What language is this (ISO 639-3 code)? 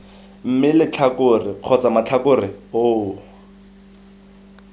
tsn